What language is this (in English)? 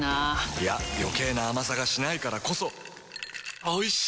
Japanese